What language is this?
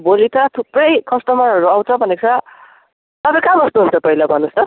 Nepali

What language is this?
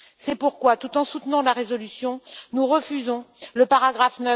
French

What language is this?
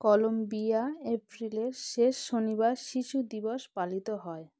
Bangla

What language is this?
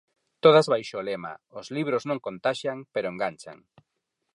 Galician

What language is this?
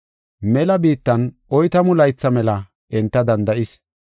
Gofa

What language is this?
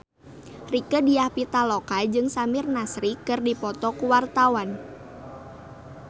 Sundanese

